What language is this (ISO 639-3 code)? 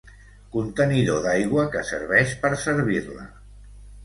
cat